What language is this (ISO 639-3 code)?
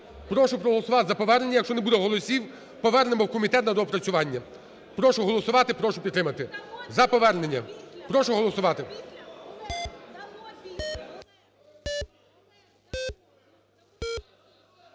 ukr